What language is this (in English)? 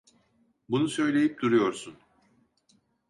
Turkish